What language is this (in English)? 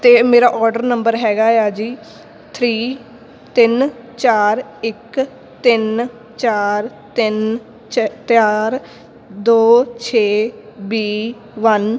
Punjabi